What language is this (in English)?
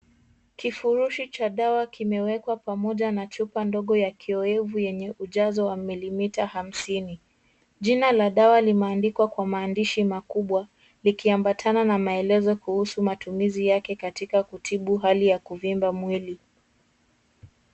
Swahili